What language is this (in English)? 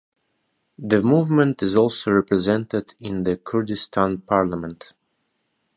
English